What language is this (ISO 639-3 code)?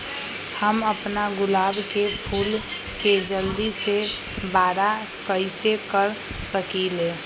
mag